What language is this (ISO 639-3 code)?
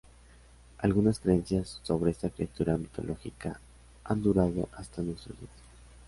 spa